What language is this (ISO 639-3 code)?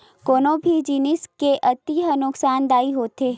hne